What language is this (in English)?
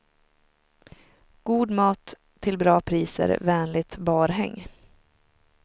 Swedish